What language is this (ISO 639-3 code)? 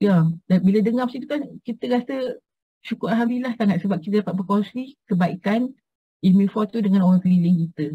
msa